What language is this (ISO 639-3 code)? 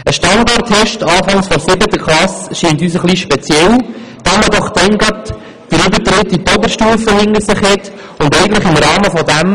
gsw